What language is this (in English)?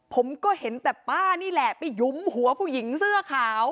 Thai